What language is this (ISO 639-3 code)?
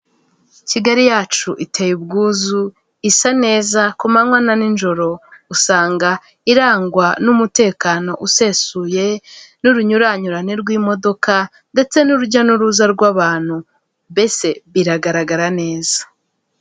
kin